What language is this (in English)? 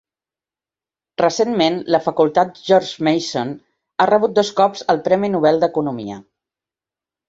Catalan